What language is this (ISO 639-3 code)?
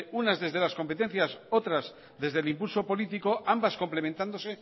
spa